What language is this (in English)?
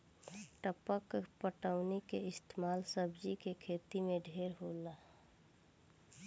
Bhojpuri